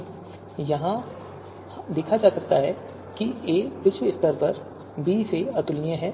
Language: Hindi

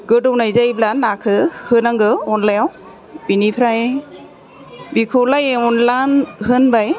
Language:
Bodo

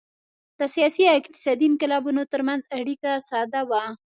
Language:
Pashto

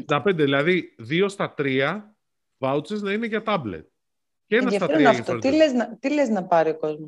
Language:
Greek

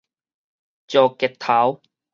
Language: Min Nan Chinese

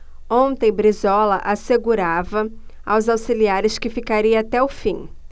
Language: Portuguese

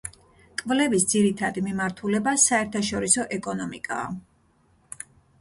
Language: Georgian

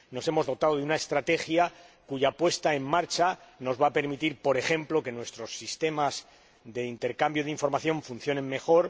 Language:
Spanish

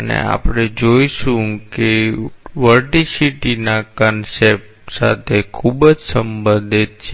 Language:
Gujarati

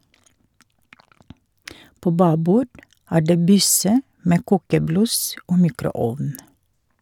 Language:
Norwegian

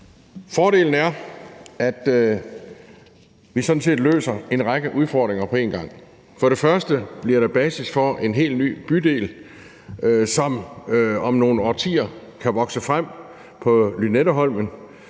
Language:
Danish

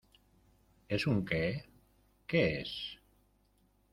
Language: Spanish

